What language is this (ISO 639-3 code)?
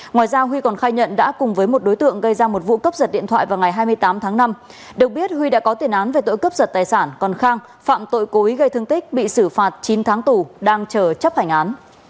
vie